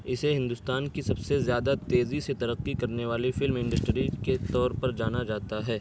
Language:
Urdu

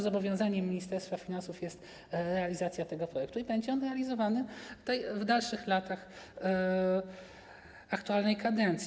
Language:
Polish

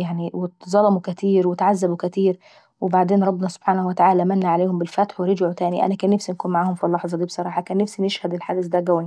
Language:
Saidi Arabic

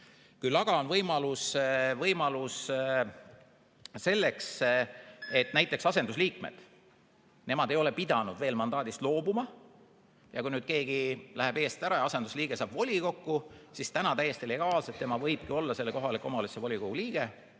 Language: Estonian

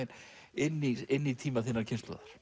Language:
Icelandic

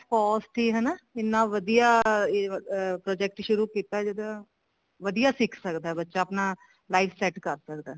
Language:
Punjabi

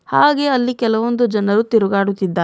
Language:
Kannada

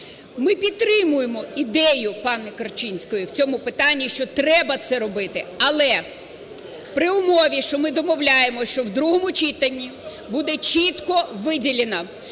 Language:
Ukrainian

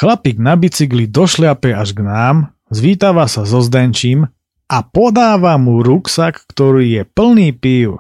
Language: Slovak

